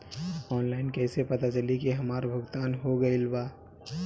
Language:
Bhojpuri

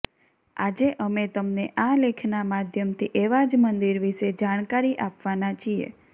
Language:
Gujarati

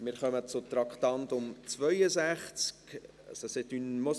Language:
Swiss German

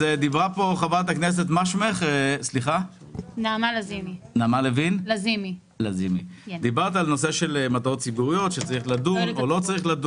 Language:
Hebrew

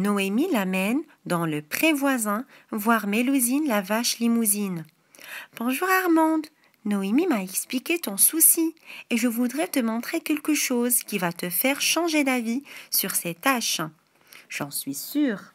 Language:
French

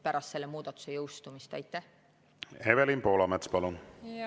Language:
Estonian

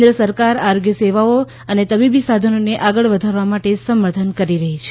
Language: Gujarati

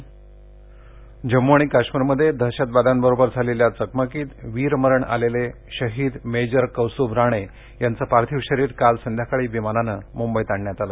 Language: Marathi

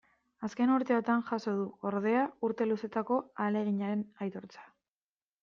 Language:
Basque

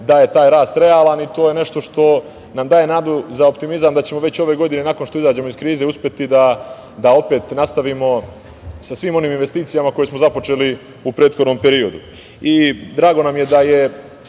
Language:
Serbian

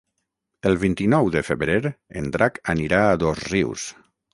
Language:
Catalan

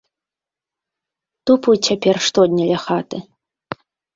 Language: Belarusian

